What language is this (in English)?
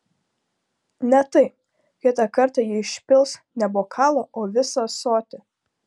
Lithuanian